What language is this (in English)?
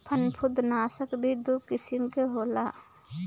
Bhojpuri